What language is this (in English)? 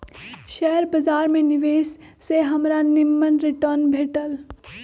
Magahi